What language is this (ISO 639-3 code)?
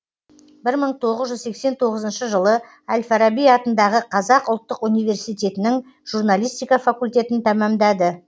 kaz